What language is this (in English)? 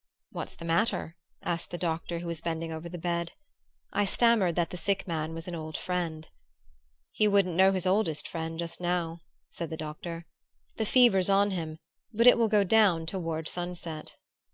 English